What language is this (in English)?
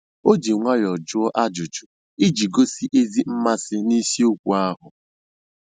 Igbo